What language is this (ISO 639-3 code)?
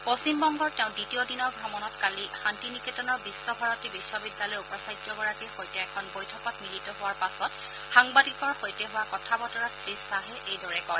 asm